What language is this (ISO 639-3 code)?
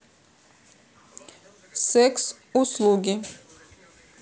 rus